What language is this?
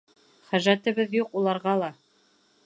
Bashkir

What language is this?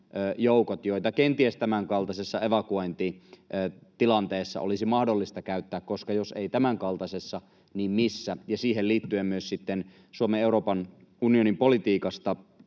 Finnish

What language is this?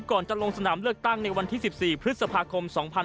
Thai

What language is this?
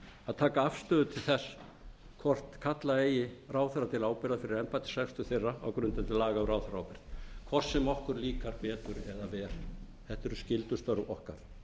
Icelandic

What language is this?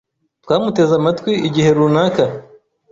Kinyarwanda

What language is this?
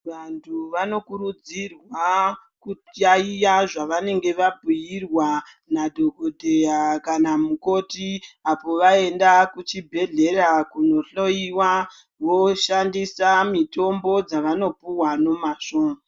Ndau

